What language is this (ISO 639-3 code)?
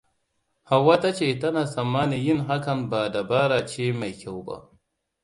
hau